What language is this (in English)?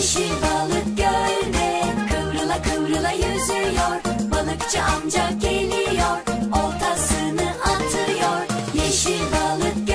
Dutch